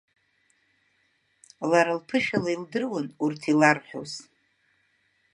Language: Abkhazian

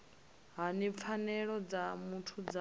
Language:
Venda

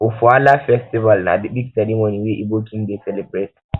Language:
Nigerian Pidgin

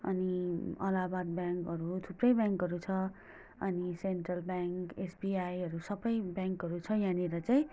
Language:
Nepali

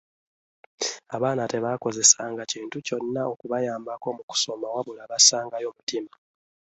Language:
Ganda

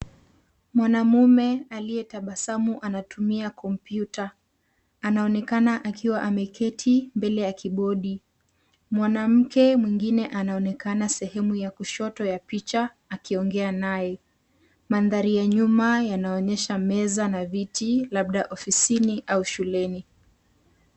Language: Swahili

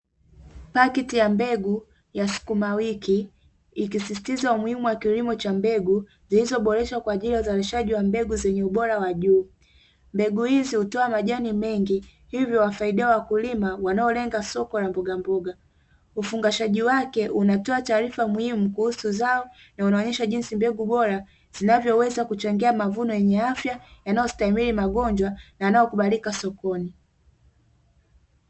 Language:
Swahili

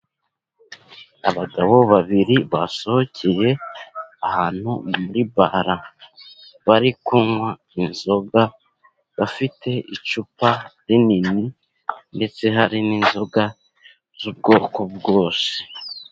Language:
Kinyarwanda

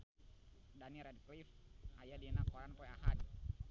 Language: Sundanese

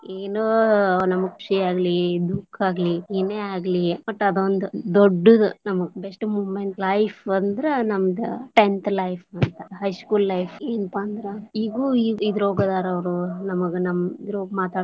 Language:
Kannada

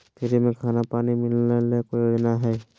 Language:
Magahi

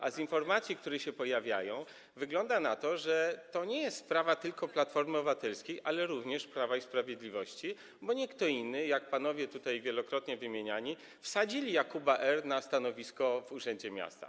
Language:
Polish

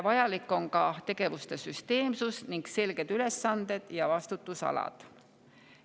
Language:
Estonian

